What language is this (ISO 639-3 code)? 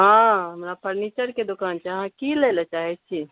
mai